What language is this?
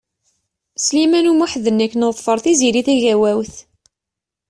Kabyle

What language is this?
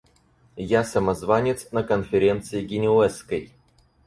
Russian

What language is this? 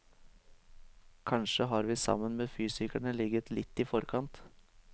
Norwegian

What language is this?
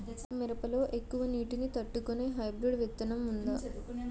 Telugu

